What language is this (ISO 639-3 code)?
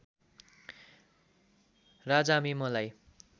nep